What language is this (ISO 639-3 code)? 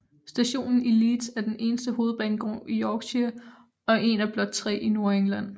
dan